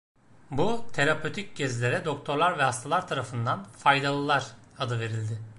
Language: Turkish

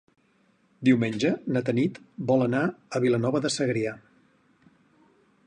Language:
Catalan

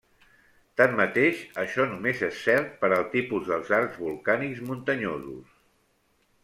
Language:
Catalan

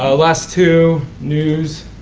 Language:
English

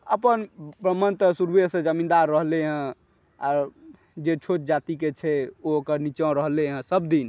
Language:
Maithili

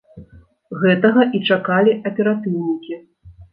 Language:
Belarusian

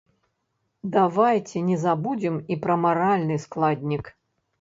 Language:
Belarusian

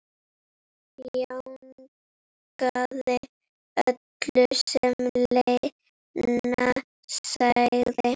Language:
Icelandic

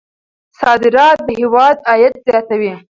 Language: Pashto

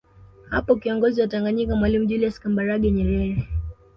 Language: Swahili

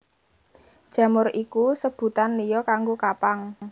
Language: Javanese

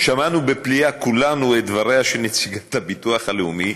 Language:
Hebrew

